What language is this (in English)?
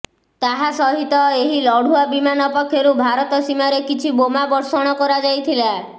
Odia